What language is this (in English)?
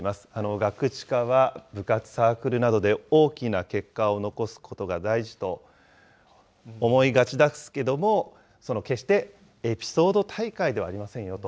Japanese